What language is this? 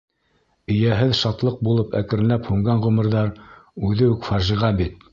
Bashkir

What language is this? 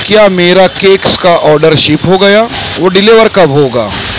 Urdu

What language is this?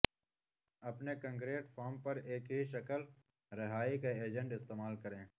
Urdu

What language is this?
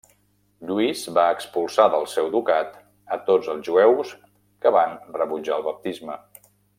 Catalan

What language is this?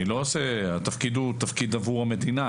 Hebrew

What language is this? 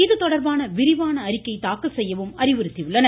Tamil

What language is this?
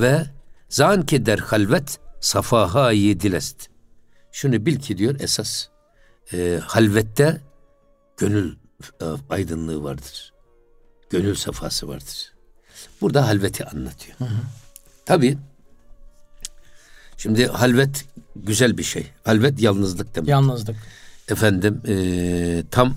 Turkish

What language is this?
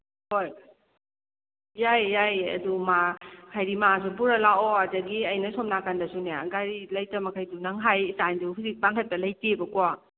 Manipuri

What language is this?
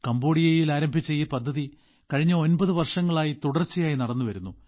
Malayalam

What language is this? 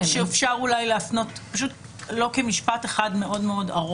Hebrew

